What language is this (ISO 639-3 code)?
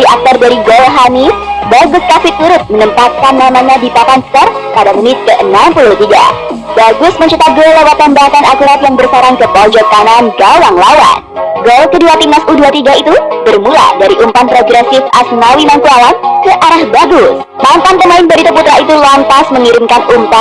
ind